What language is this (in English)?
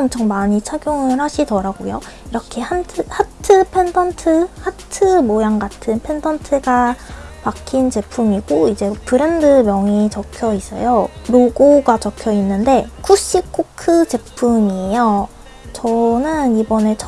Korean